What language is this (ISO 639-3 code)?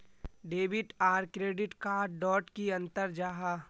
mag